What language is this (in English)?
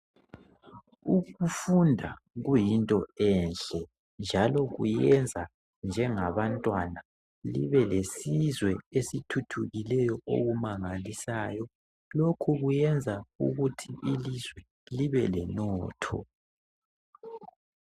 North Ndebele